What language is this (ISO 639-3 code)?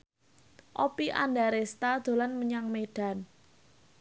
jav